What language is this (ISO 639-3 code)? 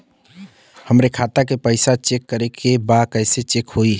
bho